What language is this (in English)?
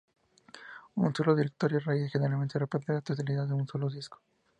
Spanish